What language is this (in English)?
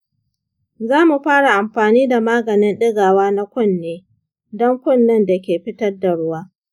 Hausa